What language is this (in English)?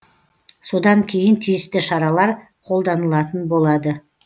Kazakh